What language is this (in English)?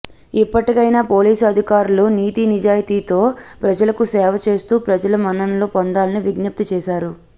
Telugu